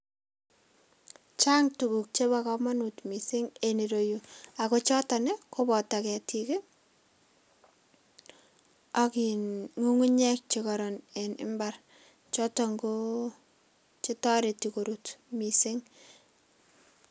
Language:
Kalenjin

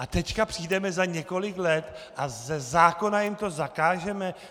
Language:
Czech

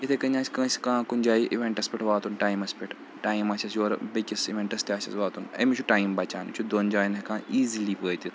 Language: Kashmiri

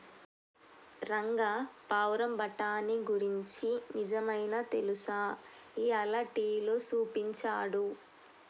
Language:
Telugu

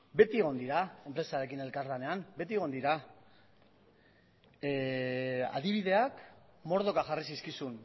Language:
Basque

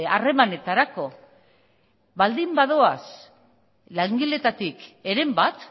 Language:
Basque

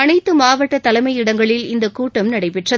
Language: Tamil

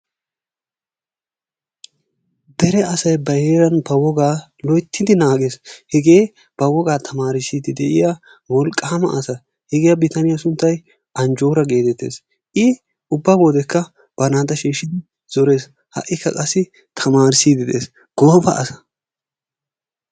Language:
Wolaytta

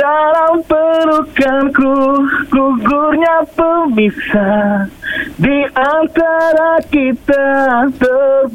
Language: Malay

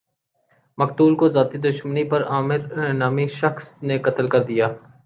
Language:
Urdu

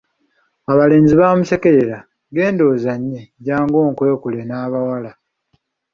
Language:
Ganda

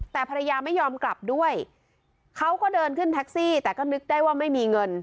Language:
Thai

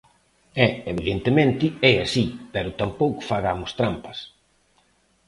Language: Galician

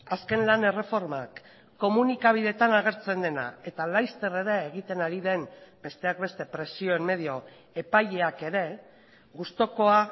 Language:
Basque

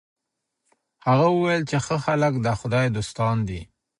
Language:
Pashto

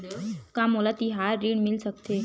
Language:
Chhattisgarhi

